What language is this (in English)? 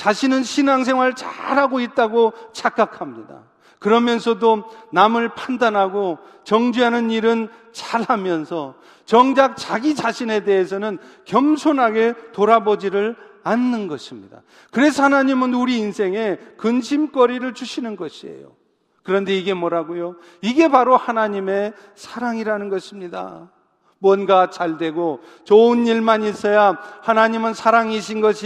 Korean